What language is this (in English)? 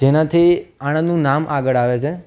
Gujarati